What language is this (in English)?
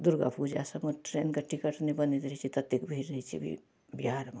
Maithili